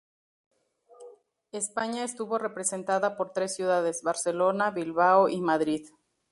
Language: Spanish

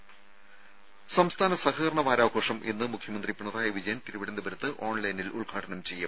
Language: Malayalam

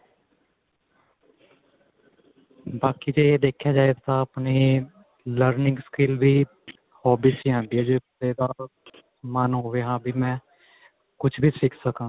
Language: Punjabi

